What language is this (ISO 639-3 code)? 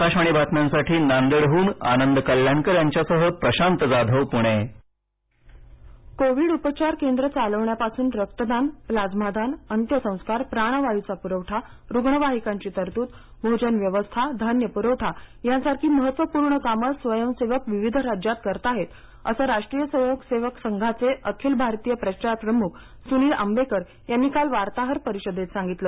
mar